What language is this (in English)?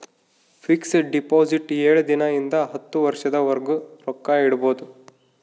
Kannada